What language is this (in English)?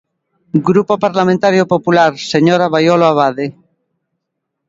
Galician